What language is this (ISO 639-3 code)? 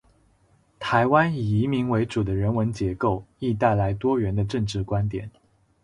zho